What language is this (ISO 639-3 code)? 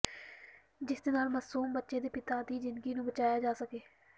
pan